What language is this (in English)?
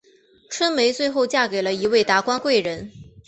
Chinese